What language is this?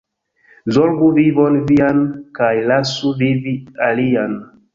Esperanto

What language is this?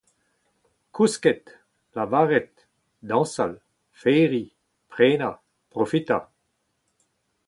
Breton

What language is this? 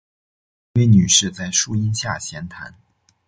Chinese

